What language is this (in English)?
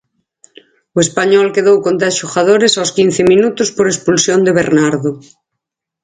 Galician